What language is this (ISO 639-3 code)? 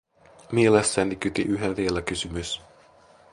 fin